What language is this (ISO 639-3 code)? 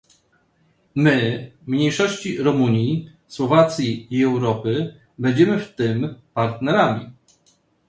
pol